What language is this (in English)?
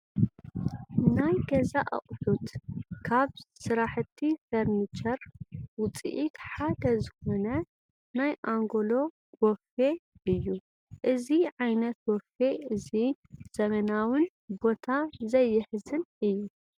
Tigrinya